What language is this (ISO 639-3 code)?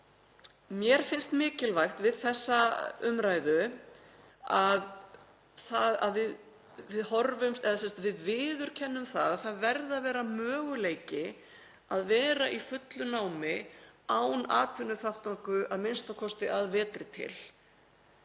isl